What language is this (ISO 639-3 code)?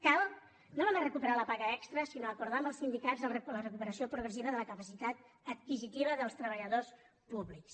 cat